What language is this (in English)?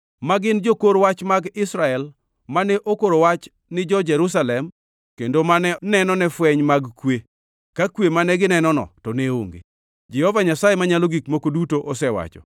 Luo (Kenya and Tanzania)